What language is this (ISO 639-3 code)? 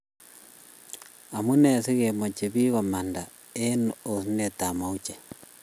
kln